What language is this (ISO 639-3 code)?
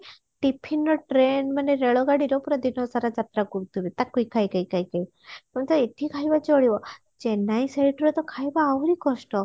ori